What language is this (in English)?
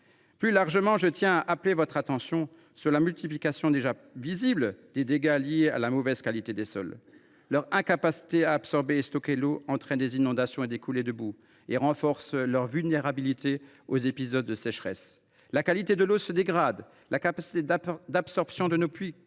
French